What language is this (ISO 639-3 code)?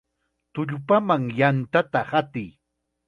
qxa